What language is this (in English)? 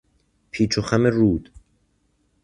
Persian